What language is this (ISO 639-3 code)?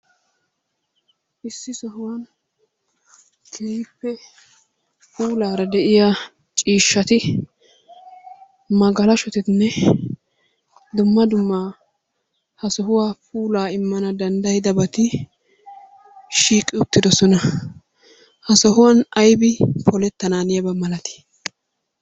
wal